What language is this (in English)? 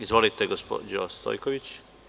Serbian